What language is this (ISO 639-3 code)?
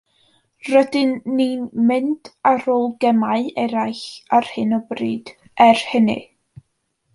cym